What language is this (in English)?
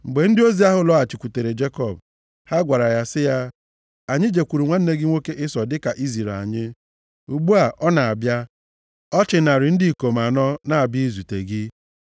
Igbo